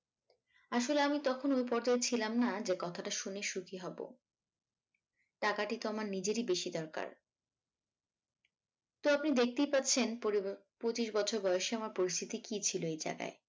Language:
Bangla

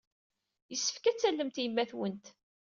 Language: Kabyle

